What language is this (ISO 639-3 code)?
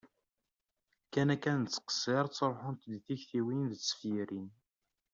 kab